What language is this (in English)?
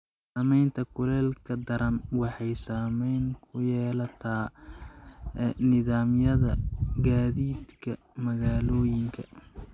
Somali